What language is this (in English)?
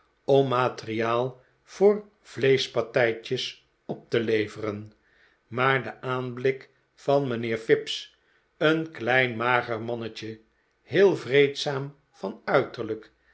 Dutch